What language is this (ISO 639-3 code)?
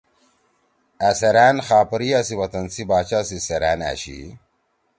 trw